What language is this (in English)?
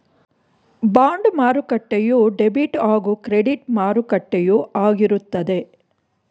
Kannada